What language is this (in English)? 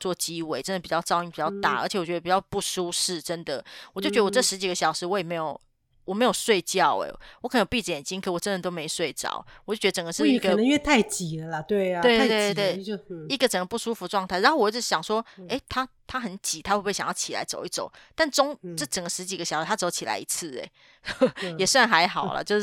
Chinese